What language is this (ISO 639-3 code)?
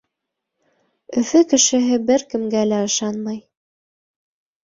bak